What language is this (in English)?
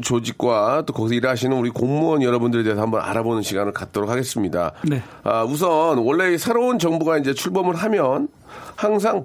Korean